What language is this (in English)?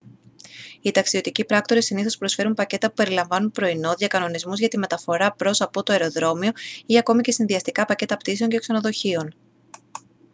Greek